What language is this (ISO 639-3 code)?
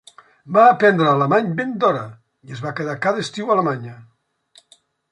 cat